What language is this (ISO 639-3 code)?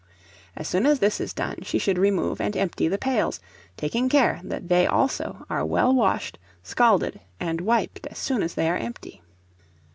eng